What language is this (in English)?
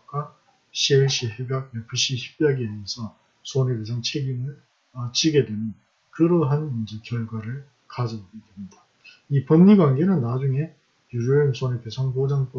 Korean